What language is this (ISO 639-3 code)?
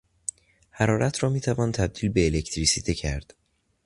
fas